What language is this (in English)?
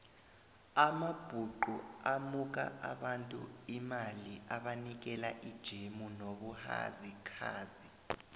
South Ndebele